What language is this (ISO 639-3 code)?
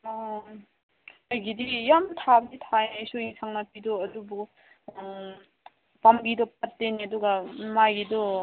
mni